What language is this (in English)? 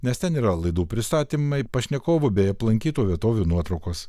Lithuanian